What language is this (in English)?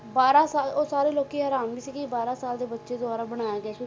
Punjabi